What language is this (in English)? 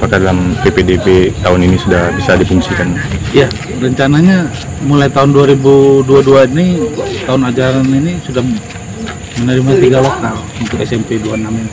Indonesian